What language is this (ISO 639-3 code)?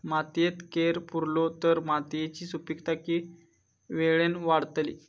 mar